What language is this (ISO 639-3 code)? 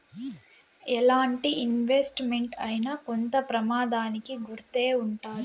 tel